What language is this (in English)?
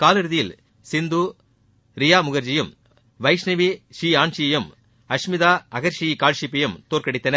Tamil